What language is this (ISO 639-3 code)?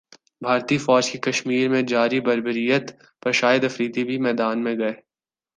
urd